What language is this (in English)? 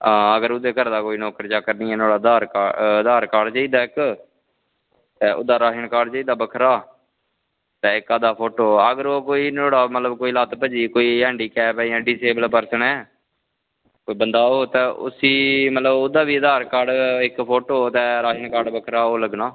Dogri